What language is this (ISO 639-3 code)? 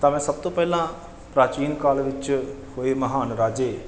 pan